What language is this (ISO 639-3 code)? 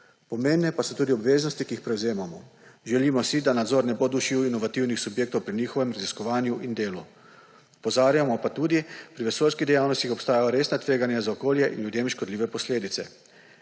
slv